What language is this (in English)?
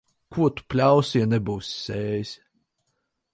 Latvian